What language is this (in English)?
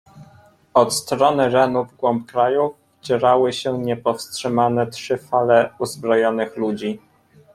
Polish